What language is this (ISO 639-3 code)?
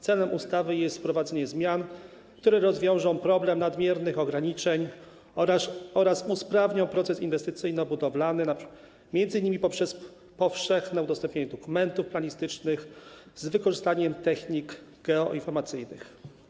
pol